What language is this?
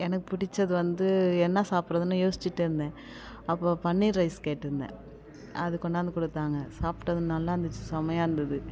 Tamil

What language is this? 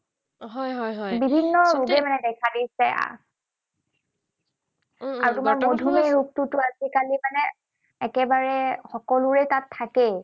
Assamese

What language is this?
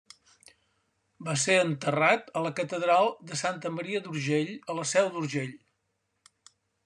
Catalan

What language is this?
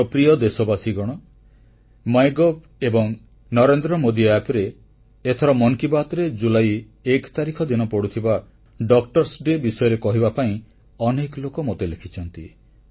Odia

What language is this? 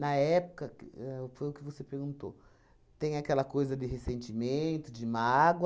Portuguese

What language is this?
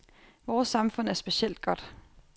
Danish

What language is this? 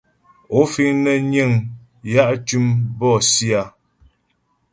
Ghomala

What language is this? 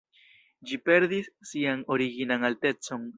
Esperanto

